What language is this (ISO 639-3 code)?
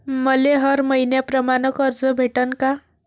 mar